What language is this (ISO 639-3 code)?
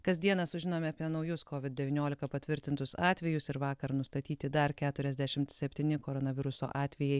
lit